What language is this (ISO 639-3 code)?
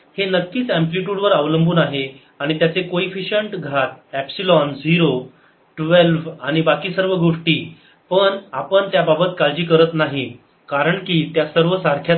mar